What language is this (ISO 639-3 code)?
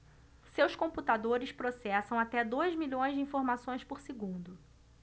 por